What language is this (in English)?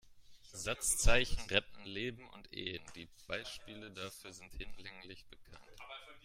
German